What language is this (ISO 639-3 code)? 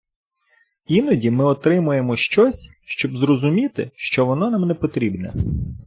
ukr